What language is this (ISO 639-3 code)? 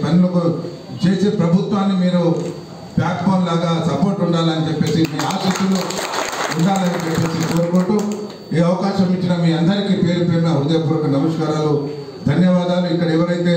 hin